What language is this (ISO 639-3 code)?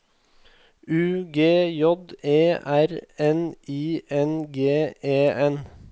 nor